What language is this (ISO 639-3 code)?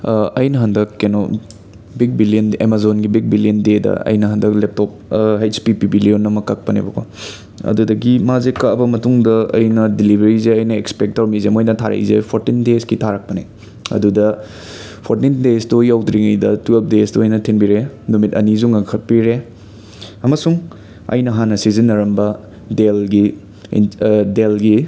mni